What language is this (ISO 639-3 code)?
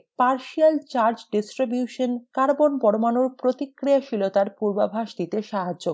ben